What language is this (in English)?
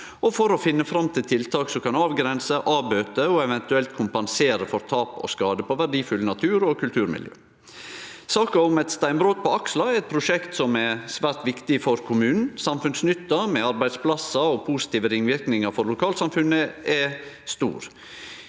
Norwegian